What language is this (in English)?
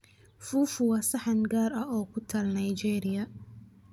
Somali